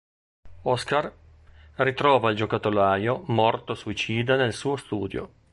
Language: Italian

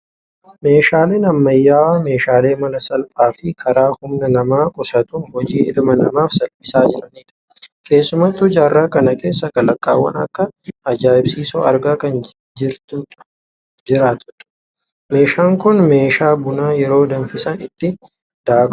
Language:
Oromo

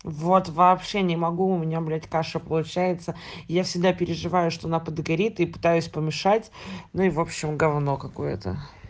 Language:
Russian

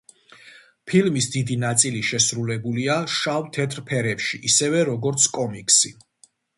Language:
Georgian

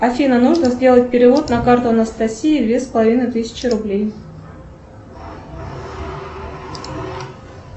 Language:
Russian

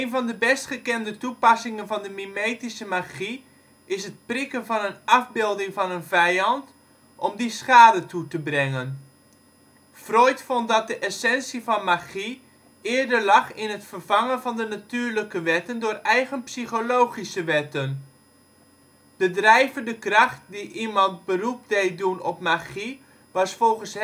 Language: Dutch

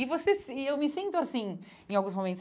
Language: Portuguese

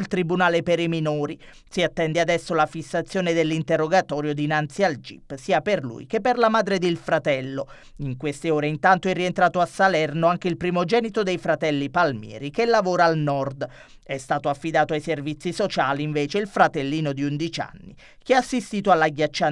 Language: Italian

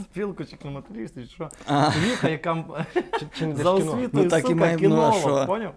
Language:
Ukrainian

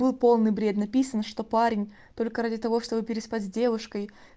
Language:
Russian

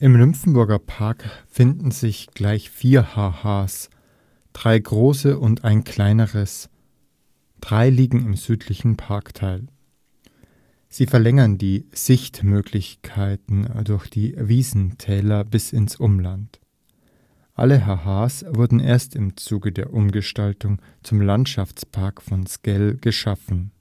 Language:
German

